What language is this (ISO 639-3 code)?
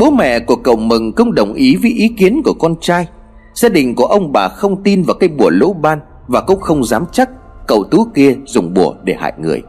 vie